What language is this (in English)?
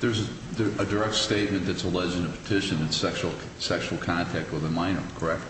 English